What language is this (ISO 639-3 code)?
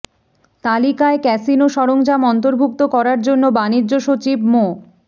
ben